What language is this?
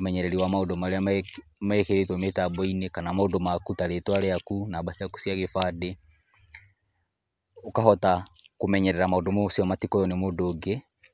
Kikuyu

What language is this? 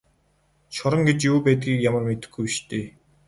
Mongolian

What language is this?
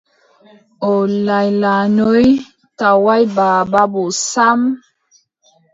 Adamawa Fulfulde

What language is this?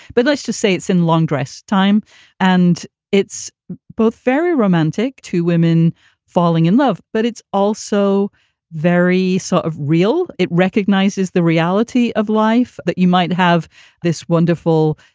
English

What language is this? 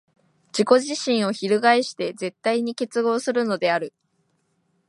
Japanese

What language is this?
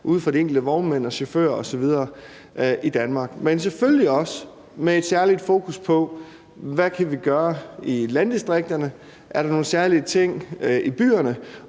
Danish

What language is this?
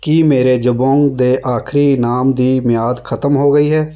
Punjabi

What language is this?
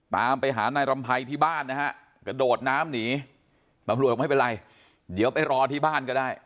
Thai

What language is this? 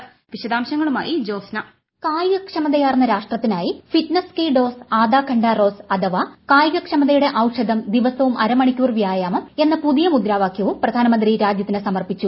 Malayalam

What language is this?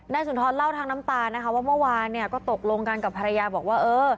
Thai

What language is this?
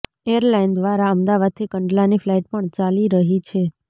Gujarati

